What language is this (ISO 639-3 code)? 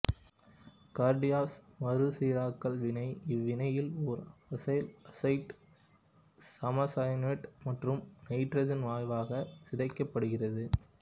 tam